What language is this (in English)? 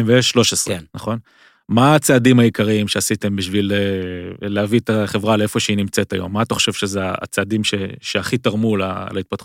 Hebrew